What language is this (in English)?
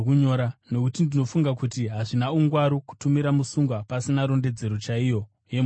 Shona